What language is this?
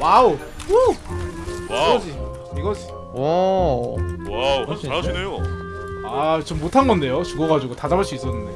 Korean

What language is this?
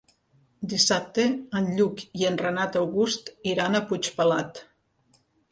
Catalan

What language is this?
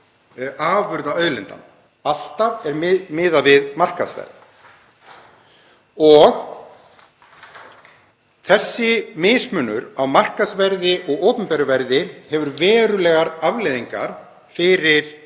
Icelandic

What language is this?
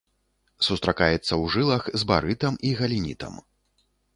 Belarusian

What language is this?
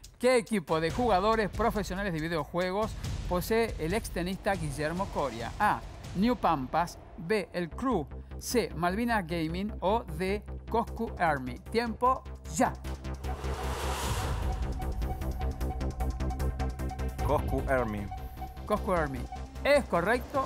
Spanish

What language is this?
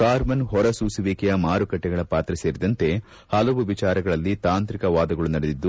Kannada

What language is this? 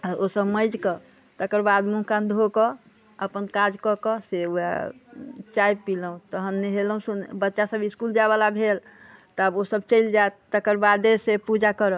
Maithili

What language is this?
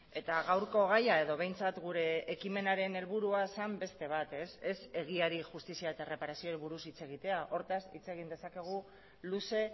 Basque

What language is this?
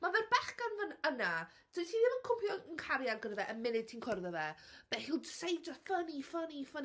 Welsh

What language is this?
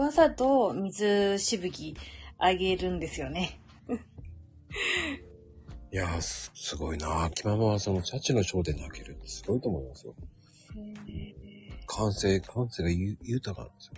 Japanese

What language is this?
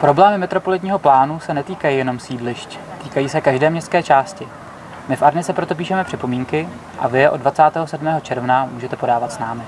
Czech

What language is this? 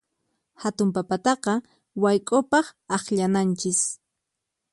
Puno Quechua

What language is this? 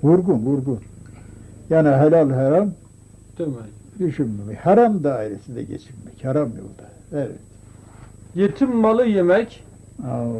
Turkish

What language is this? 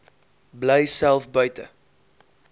Afrikaans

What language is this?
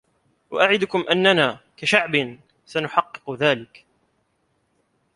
Arabic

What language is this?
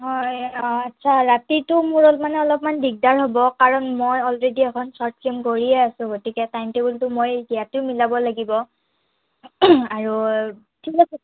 Assamese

